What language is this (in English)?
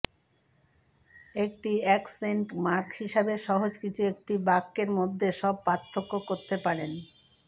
Bangla